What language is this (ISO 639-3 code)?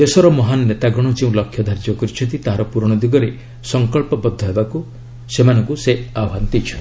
ori